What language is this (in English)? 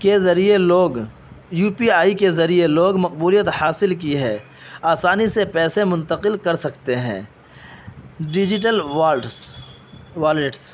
Urdu